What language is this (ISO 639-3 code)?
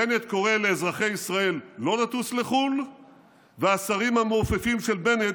heb